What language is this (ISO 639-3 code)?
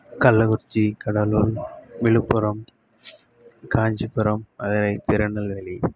tam